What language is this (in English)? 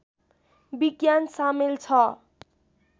Nepali